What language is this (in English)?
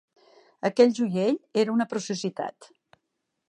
Catalan